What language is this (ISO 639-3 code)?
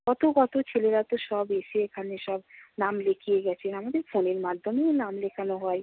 ben